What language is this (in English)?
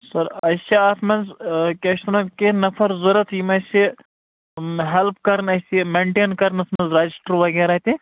Kashmiri